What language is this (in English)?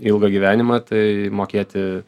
Lithuanian